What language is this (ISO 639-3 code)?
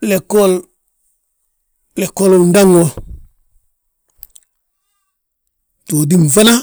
bjt